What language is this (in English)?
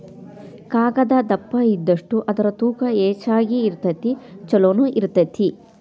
Kannada